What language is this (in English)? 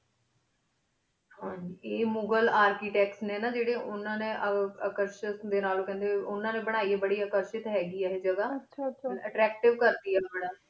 Punjabi